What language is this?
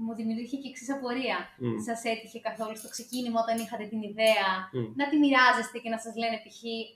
Greek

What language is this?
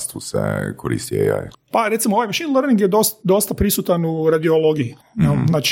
Croatian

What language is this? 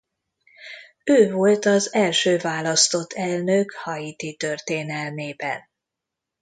Hungarian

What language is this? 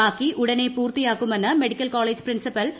Malayalam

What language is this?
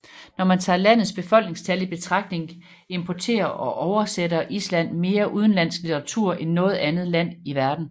Danish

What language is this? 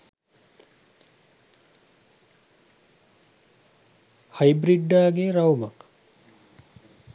Sinhala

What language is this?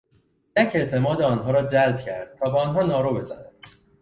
Persian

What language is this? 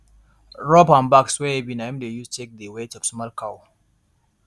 Nigerian Pidgin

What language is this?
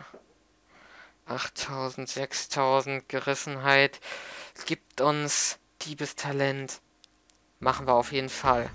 German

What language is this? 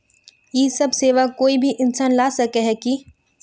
Magahi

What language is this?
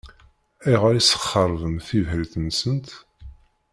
Kabyle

